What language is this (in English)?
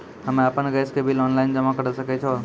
Maithili